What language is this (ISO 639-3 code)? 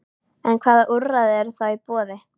isl